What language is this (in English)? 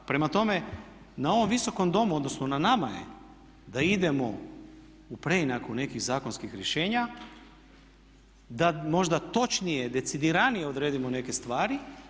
Croatian